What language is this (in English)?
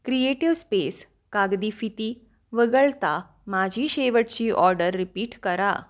Marathi